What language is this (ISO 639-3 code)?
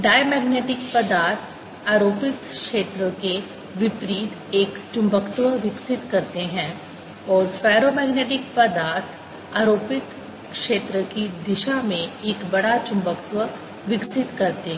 hin